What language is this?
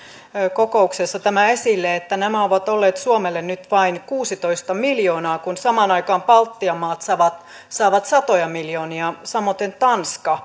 Finnish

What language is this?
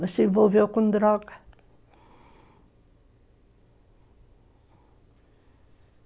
Portuguese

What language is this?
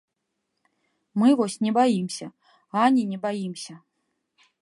Belarusian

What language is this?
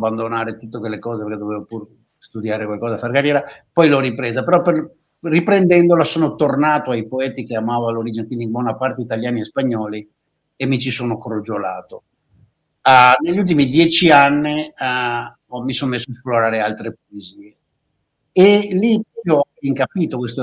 Italian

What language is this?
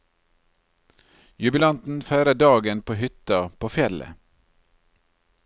Norwegian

